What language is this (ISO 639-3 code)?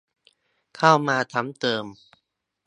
tha